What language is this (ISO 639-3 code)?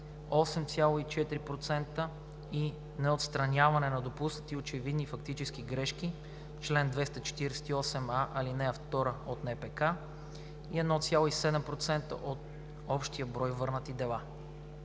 bul